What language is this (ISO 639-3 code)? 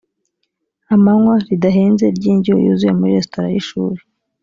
kin